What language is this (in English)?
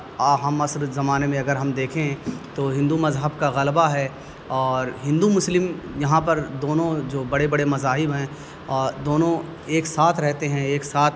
Urdu